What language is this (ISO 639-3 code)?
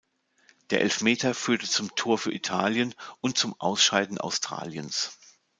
deu